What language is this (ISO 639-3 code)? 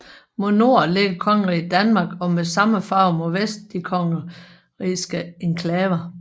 dan